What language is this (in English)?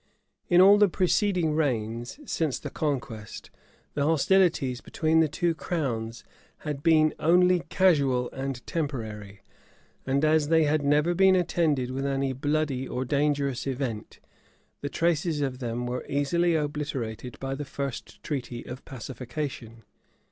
English